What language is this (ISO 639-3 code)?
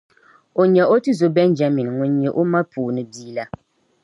dag